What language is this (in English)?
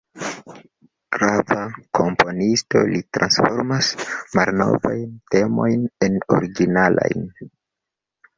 Esperanto